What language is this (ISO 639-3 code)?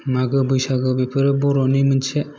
brx